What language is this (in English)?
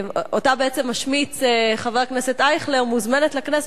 Hebrew